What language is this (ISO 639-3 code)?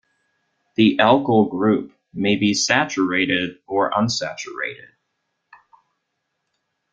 eng